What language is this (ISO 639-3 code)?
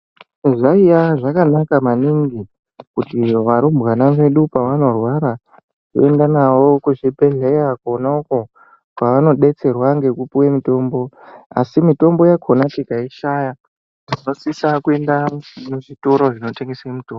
ndc